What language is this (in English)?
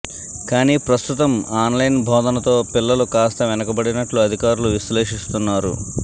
Telugu